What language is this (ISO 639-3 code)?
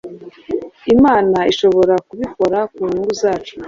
kin